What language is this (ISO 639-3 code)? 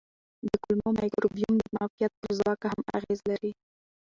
pus